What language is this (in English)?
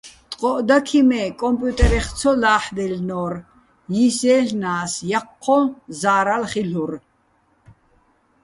Bats